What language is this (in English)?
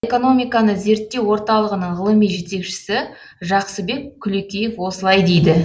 Kazakh